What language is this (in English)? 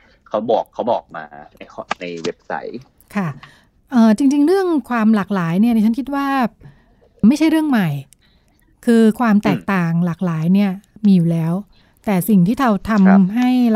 Thai